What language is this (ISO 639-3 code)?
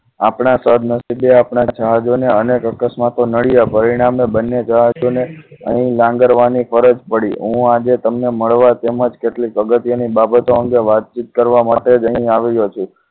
guj